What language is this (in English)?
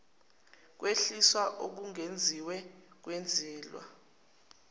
Zulu